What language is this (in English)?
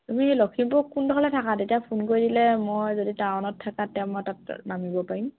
Assamese